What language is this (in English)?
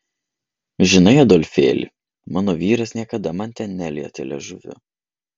Lithuanian